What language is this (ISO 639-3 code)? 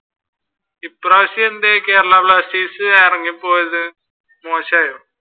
mal